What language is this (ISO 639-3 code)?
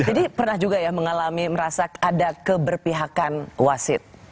ind